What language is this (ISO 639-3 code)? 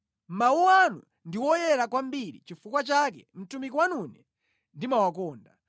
nya